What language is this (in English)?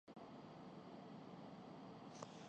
Urdu